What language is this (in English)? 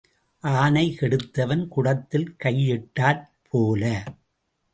Tamil